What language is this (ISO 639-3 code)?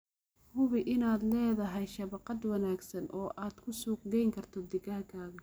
som